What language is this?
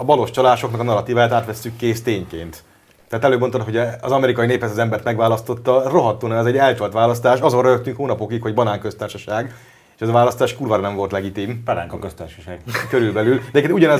Hungarian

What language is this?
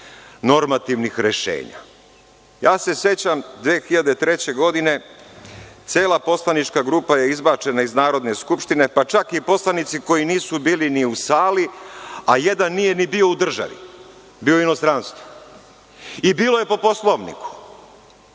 Serbian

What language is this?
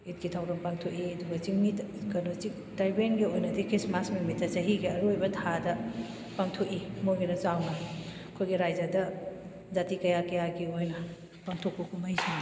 Manipuri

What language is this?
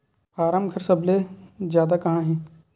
Chhattisgarhi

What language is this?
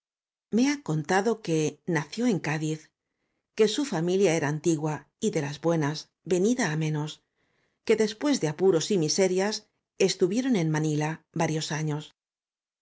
Spanish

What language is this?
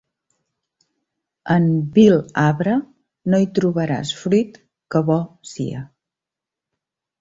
Catalan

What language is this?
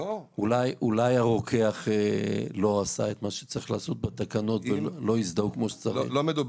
Hebrew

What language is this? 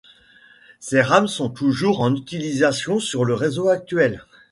French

